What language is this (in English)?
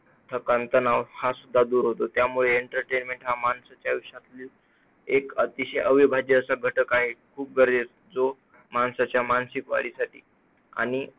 Marathi